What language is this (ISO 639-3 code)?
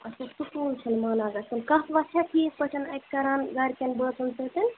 kas